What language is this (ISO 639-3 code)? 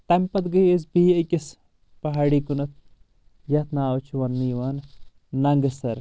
kas